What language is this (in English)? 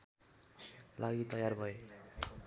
Nepali